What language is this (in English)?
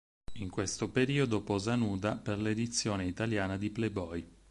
Italian